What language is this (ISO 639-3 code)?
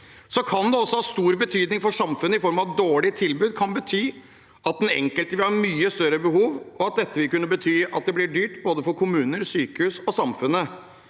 nor